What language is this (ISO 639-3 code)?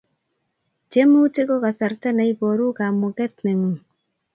kln